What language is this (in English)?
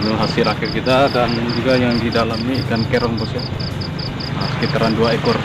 Indonesian